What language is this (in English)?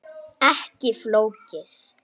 Icelandic